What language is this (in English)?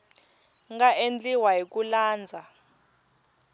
Tsonga